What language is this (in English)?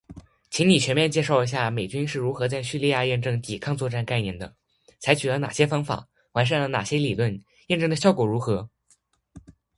Chinese